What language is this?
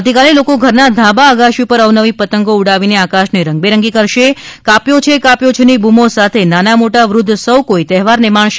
Gujarati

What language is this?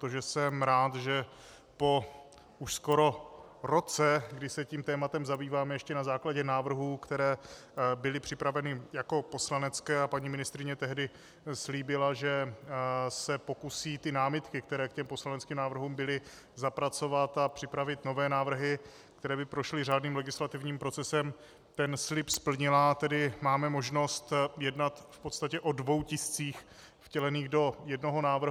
Czech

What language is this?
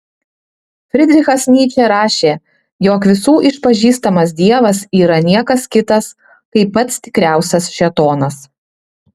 Lithuanian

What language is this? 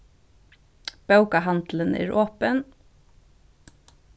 Faroese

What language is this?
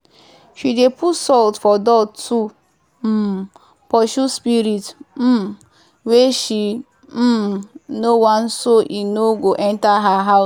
Nigerian Pidgin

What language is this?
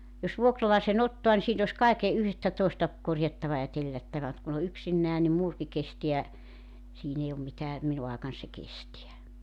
Finnish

